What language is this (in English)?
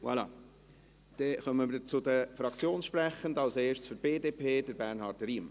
Swiss German